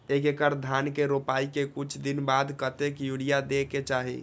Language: Maithili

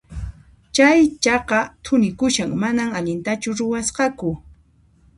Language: Puno Quechua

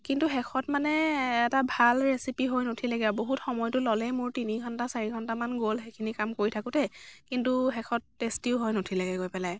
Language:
Assamese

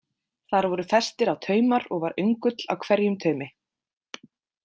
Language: Icelandic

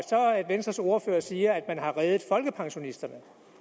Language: Danish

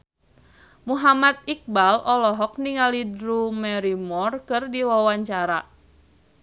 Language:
Sundanese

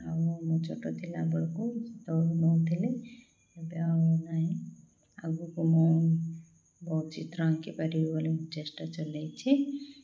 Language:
Odia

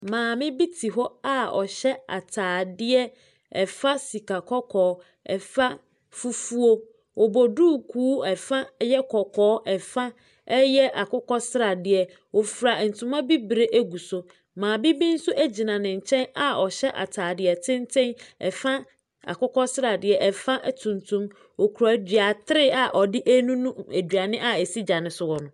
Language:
Akan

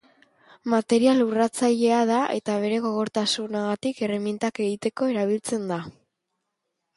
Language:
Basque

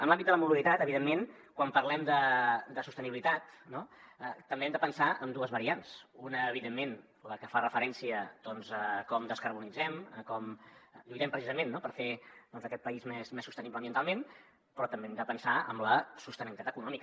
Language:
Catalan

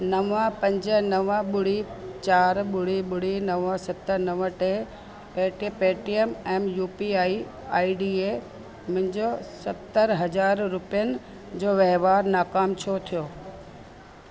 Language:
Sindhi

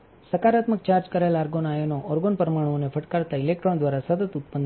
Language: Gujarati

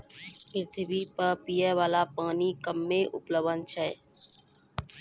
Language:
Maithili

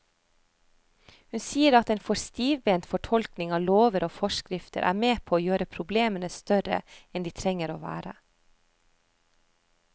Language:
Norwegian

